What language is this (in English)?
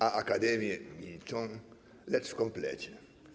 Polish